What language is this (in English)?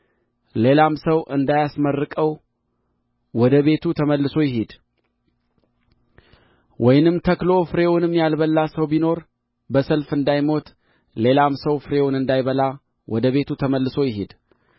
Amharic